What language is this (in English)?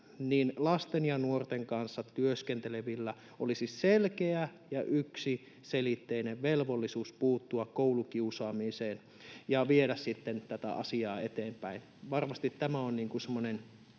Finnish